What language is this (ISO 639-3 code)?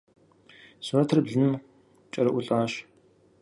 kbd